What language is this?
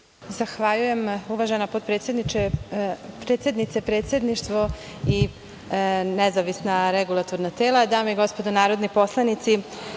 Serbian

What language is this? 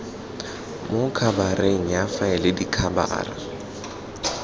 Tswana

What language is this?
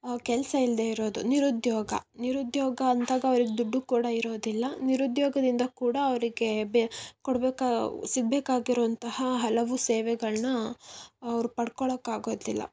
Kannada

